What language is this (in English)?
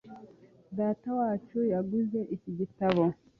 Kinyarwanda